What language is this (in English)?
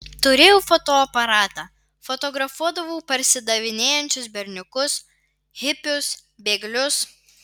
Lithuanian